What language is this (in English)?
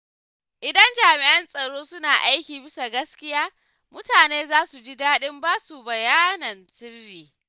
Hausa